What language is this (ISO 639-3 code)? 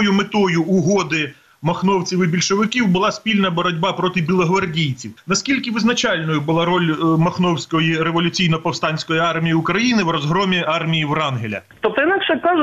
ukr